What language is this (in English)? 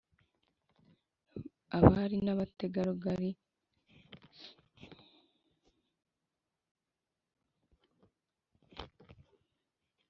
Kinyarwanda